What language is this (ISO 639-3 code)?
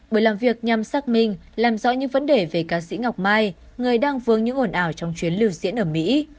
vie